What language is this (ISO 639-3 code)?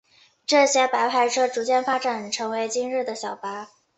zho